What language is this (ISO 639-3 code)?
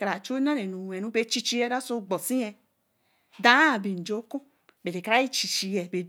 elm